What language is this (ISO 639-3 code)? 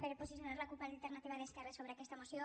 cat